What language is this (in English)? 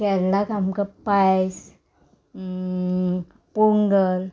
Konkani